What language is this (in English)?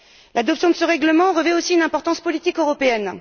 French